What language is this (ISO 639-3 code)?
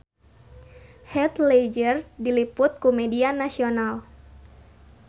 sun